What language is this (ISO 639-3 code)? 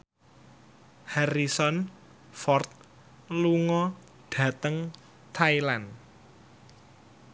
jav